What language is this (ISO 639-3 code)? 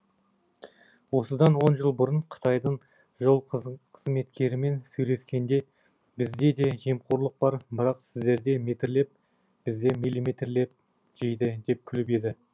kaz